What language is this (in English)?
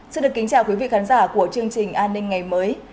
Vietnamese